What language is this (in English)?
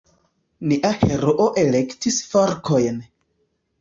Esperanto